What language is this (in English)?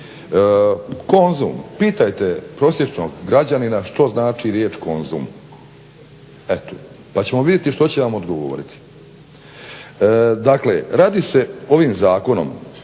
Croatian